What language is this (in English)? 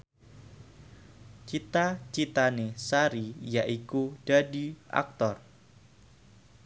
Javanese